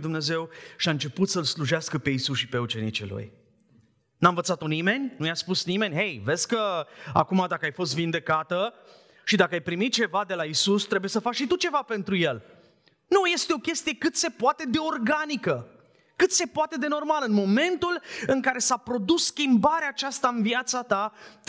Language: Romanian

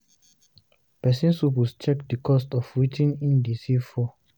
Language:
Nigerian Pidgin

